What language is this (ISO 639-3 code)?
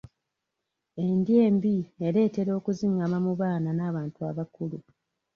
lug